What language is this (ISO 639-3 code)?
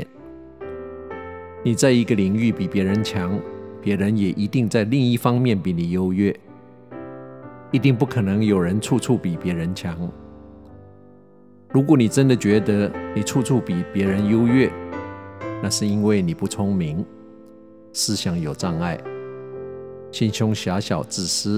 zho